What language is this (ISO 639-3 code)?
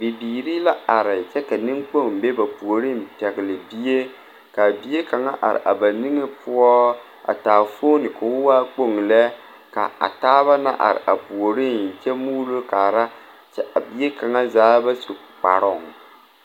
dga